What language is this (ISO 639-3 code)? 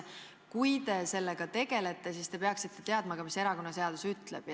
est